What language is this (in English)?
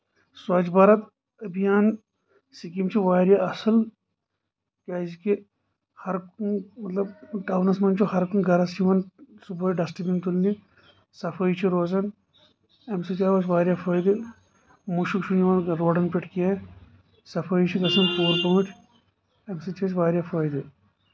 Kashmiri